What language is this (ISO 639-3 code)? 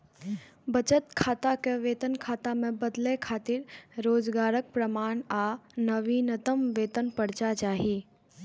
mai